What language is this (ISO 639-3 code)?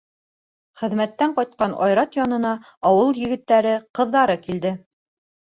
bak